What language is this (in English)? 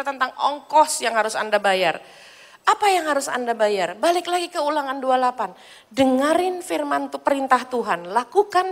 Indonesian